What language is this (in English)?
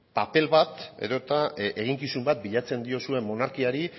Basque